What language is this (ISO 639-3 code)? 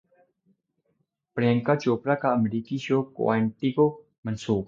urd